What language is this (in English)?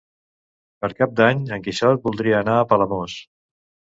Catalan